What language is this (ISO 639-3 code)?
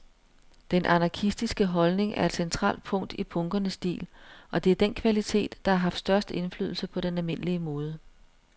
dan